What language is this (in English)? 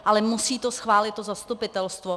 Czech